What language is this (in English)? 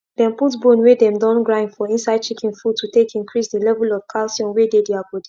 Nigerian Pidgin